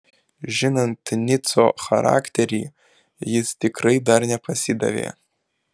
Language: Lithuanian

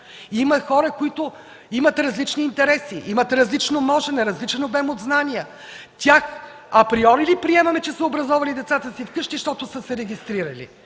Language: Bulgarian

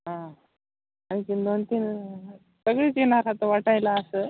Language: Marathi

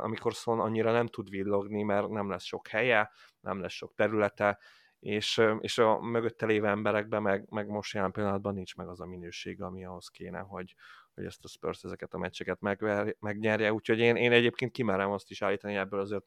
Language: Hungarian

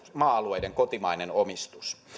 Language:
Finnish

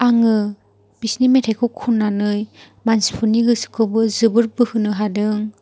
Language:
Bodo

